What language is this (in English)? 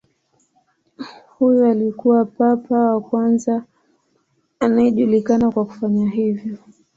Swahili